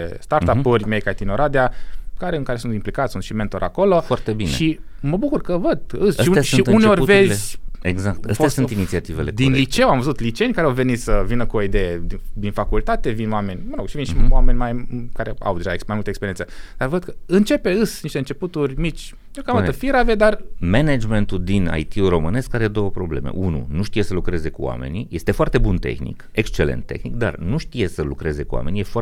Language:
Romanian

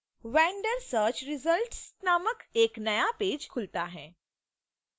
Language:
Hindi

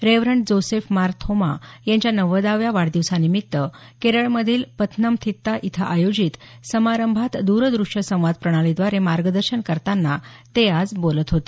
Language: Marathi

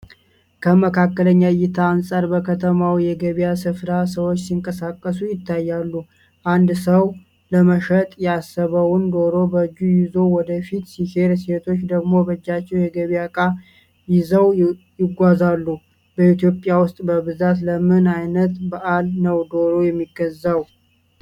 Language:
Amharic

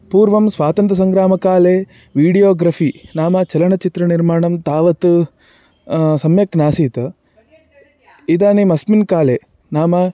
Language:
Sanskrit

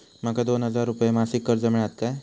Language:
Marathi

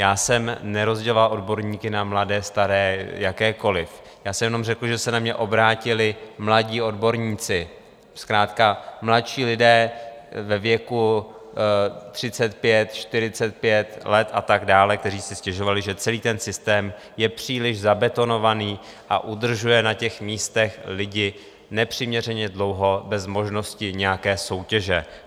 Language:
Czech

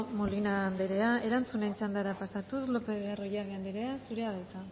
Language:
Basque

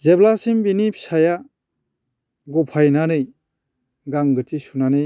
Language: Bodo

